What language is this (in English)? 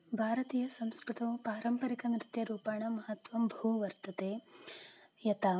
Sanskrit